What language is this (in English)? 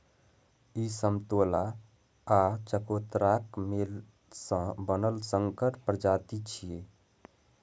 Maithili